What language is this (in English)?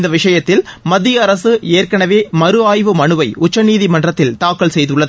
Tamil